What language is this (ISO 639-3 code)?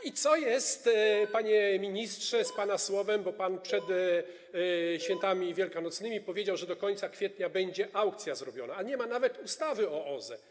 pol